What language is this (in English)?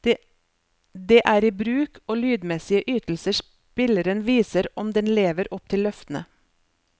Norwegian